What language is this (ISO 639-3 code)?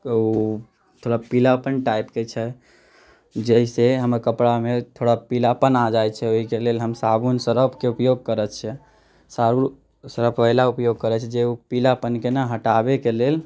mai